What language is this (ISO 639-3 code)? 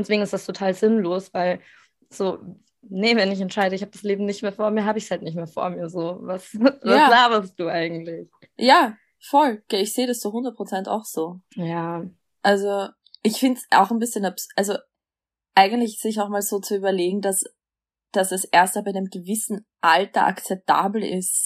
deu